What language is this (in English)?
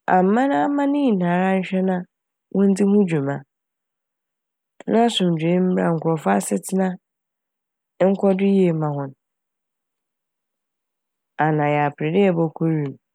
Akan